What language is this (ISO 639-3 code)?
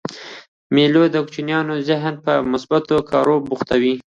pus